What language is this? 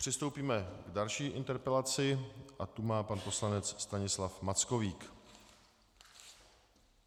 Czech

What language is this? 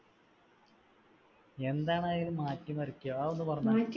Malayalam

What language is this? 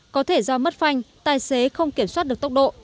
Vietnamese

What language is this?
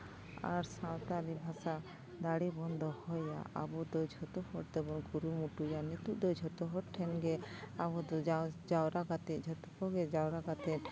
Santali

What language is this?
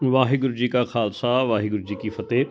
Punjabi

